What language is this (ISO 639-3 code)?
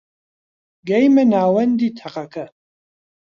ckb